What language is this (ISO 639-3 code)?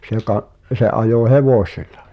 fin